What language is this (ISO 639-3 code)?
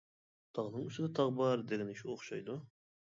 uig